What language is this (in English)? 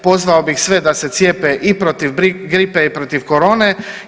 Croatian